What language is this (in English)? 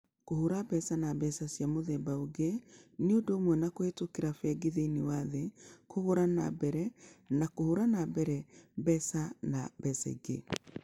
Kikuyu